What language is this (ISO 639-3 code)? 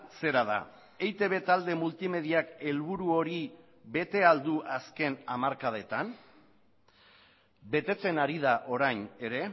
eus